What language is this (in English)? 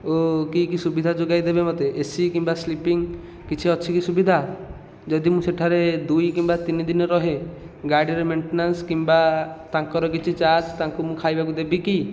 Odia